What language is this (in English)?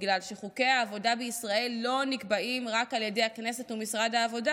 Hebrew